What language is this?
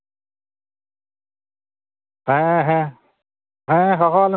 Santali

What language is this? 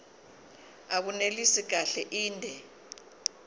Zulu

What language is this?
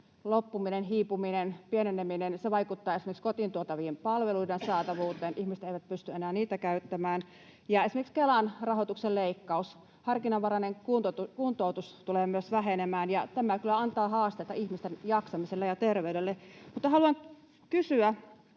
Finnish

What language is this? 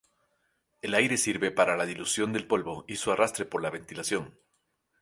Spanish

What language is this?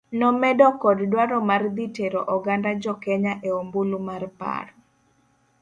Luo (Kenya and Tanzania)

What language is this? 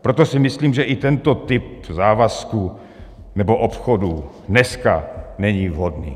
Czech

